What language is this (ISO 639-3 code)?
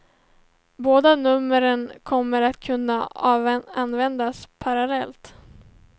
swe